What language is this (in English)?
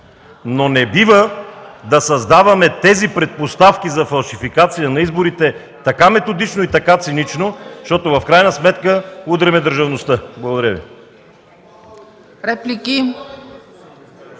Bulgarian